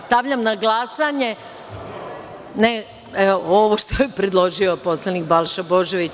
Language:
Serbian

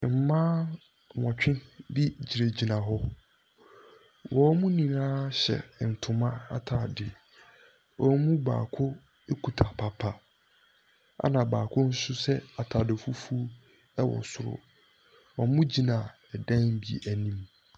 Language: Akan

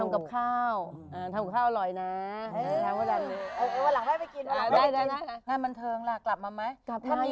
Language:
Thai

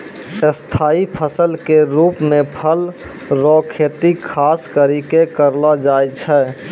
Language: Maithili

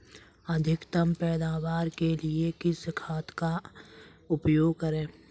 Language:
Hindi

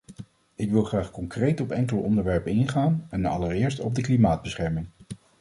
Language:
Dutch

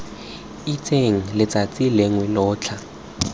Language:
Tswana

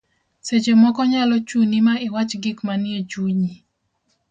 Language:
Luo (Kenya and Tanzania)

